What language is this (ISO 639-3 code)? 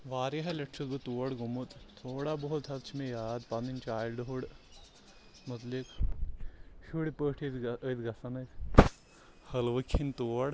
kas